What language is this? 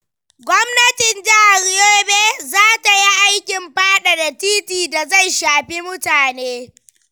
Hausa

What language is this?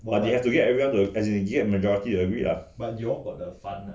English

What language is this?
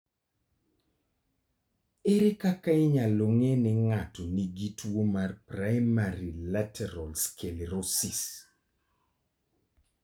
Luo (Kenya and Tanzania)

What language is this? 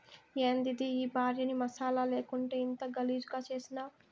Telugu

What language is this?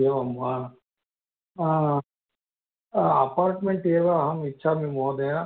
Sanskrit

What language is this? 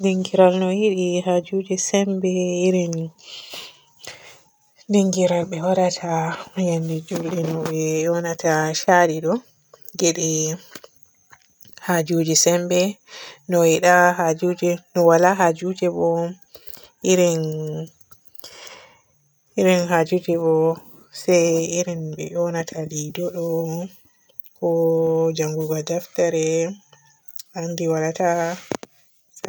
Borgu Fulfulde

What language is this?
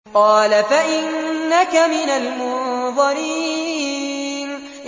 Arabic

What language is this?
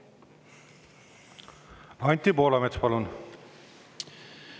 Estonian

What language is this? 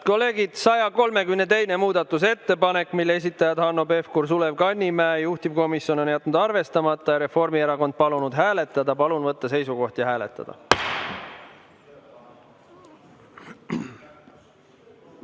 Estonian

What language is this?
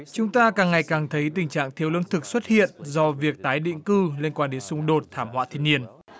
Vietnamese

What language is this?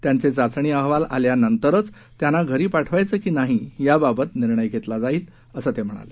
Marathi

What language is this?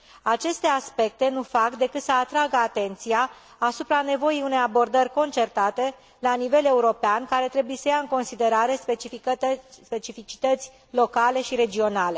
Romanian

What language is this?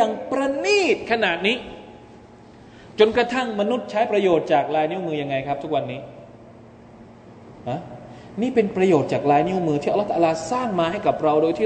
Thai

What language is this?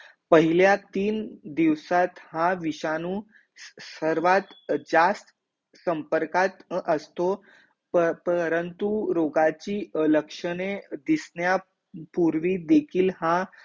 Marathi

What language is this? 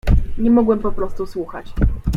Polish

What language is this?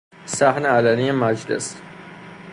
Persian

